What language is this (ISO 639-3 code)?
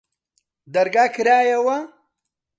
ckb